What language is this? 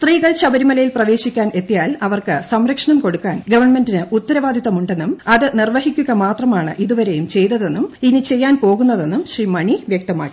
Malayalam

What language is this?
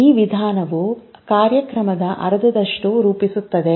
Kannada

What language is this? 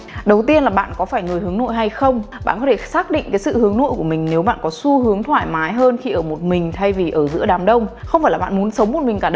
Vietnamese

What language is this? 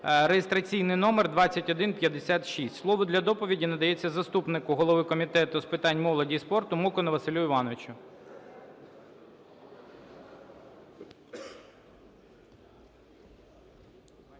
Ukrainian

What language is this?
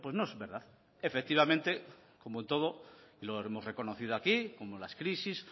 Spanish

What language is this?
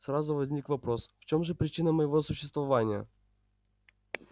Russian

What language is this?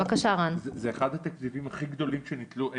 Hebrew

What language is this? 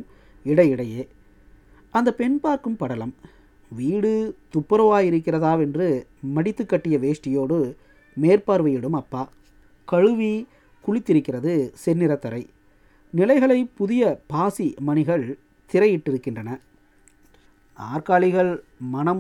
Tamil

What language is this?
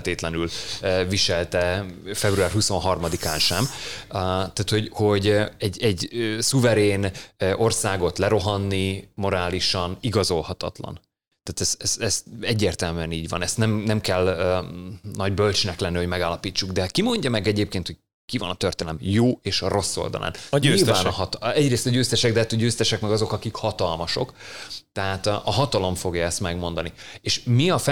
Hungarian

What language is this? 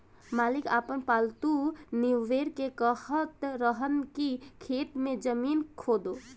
Bhojpuri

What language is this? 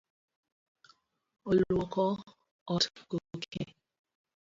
Luo (Kenya and Tanzania)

